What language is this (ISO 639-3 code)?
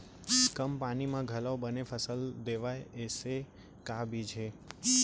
hne